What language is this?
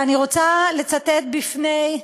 Hebrew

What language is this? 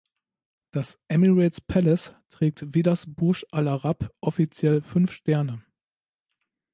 German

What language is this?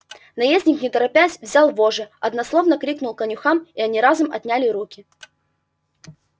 Russian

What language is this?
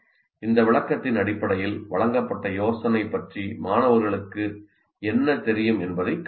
Tamil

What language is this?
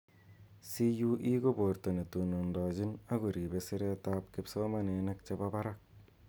Kalenjin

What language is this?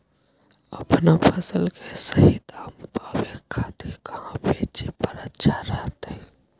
Magahi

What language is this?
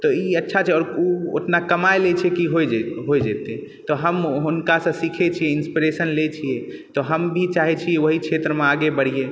Maithili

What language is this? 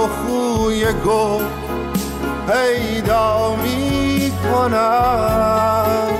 Persian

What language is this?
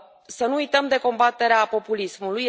Romanian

